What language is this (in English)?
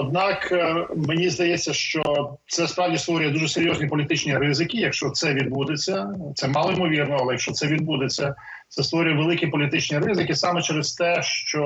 Ukrainian